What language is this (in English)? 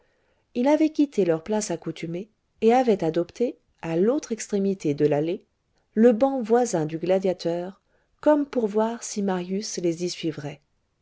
French